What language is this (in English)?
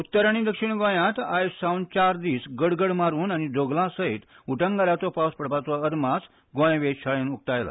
Konkani